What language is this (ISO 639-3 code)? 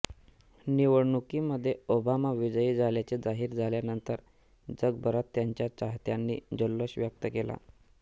mar